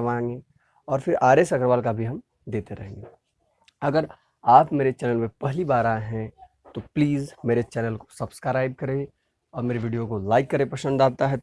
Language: Hindi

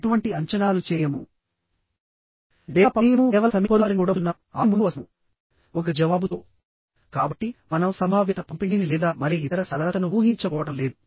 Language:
Telugu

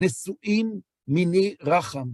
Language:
Hebrew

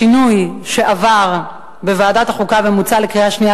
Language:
Hebrew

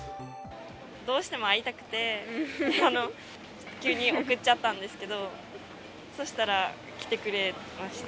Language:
Japanese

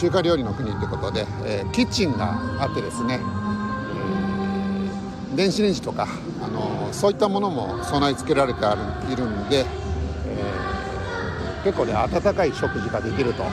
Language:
Japanese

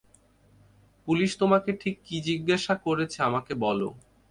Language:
Bangla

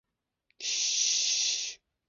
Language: Chinese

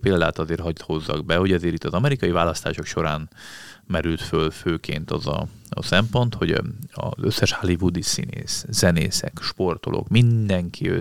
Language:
Hungarian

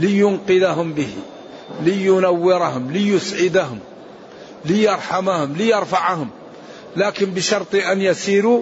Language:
Arabic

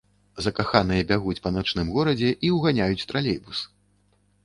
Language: Belarusian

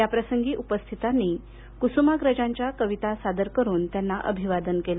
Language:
Marathi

